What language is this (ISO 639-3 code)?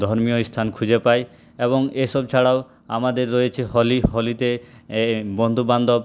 ben